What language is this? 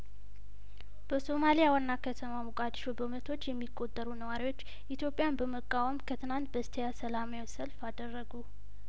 Amharic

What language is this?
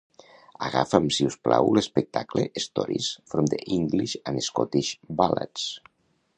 Catalan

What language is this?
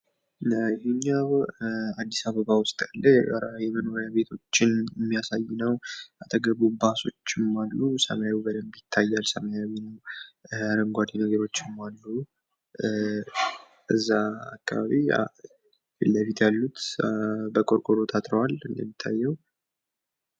Amharic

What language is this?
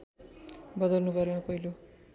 Nepali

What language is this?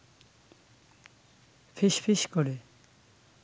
Bangla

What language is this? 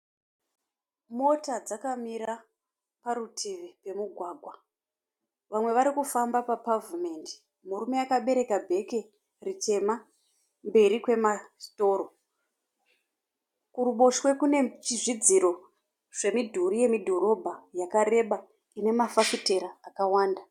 Shona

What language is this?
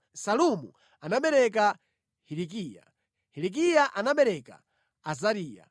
Nyanja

